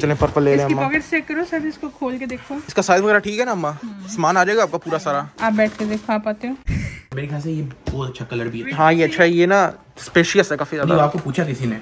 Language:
Hindi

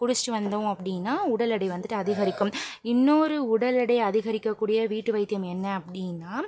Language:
Tamil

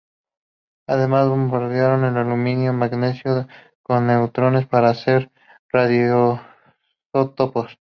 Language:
Spanish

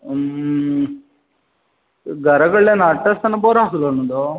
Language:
Konkani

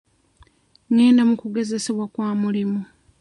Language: Ganda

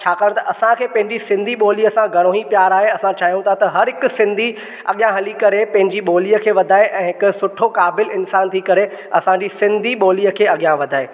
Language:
Sindhi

